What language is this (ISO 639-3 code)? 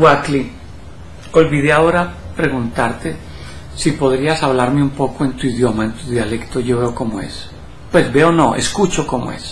spa